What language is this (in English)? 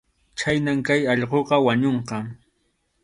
Arequipa-La Unión Quechua